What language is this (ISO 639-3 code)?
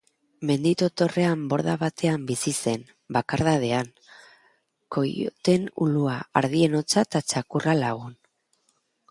eus